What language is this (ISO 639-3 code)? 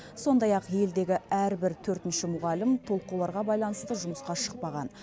kaz